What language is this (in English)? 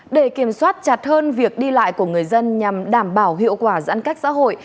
Vietnamese